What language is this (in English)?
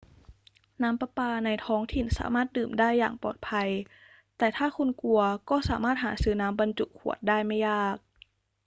Thai